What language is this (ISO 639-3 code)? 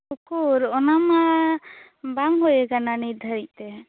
sat